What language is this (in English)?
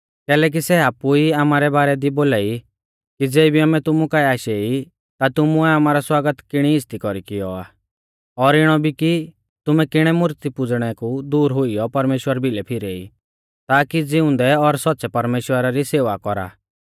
Mahasu Pahari